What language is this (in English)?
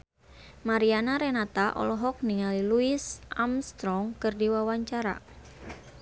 Sundanese